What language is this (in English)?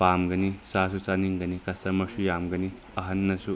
Manipuri